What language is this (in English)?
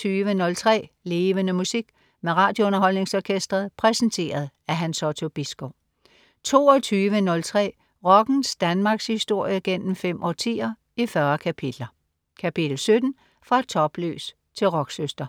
Danish